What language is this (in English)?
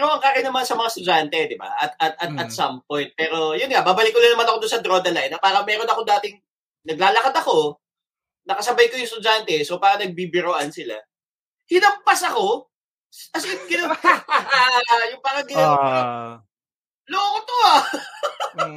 Filipino